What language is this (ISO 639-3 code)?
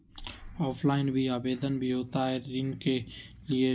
mag